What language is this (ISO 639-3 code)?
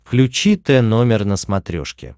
rus